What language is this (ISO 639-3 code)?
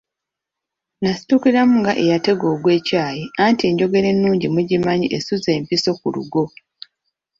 lug